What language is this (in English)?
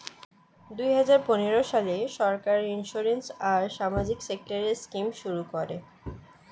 Bangla